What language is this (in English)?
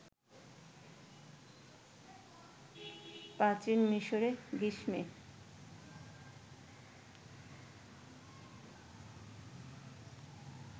Bangla